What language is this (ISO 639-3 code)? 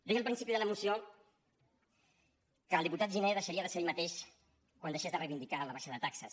cat